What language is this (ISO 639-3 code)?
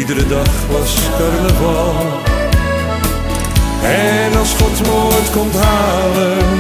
nld